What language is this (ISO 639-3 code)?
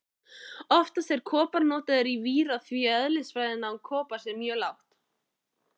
isl